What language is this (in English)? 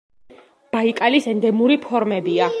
Georgian